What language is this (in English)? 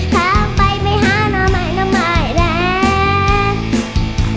Thai